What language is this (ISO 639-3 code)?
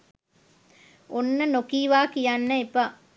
sin